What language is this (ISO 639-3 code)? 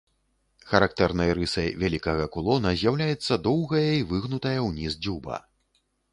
bel